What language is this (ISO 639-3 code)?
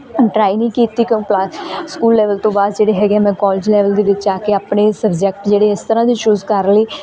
pan